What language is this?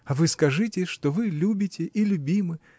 Russian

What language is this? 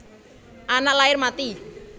Javanese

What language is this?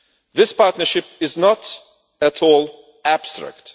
English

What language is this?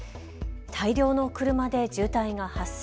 Japanese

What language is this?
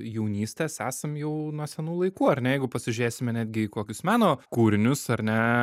Lithuanian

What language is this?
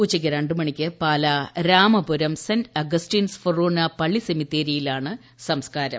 Malayalam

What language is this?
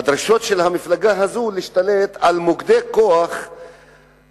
Hebrew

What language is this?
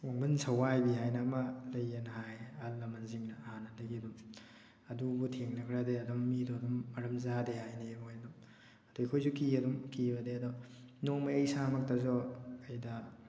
Manipuri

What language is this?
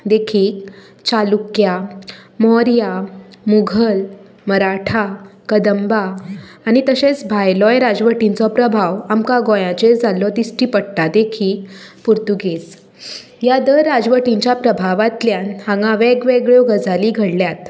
Konkani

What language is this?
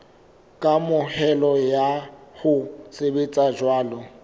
Southern Sotho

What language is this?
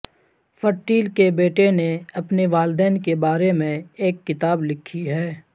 Urdu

